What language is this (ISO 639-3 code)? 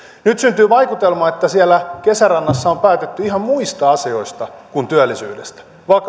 fin